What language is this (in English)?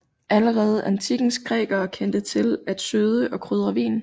Danish